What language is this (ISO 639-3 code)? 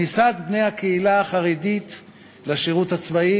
heb